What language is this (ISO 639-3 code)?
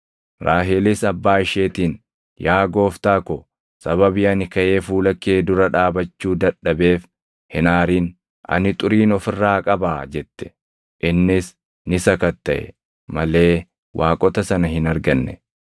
orm